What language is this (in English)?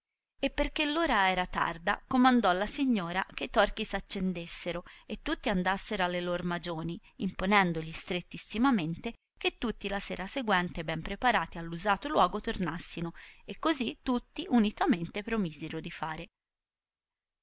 Italian